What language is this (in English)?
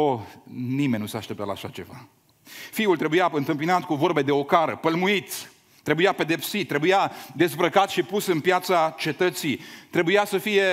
Romanian